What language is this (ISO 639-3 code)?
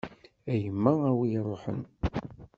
kab